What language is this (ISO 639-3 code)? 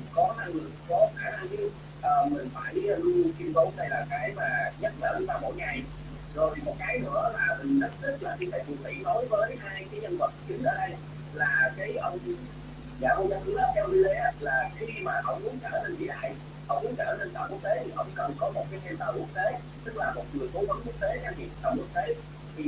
vie